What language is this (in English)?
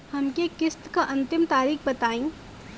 Bhojpuri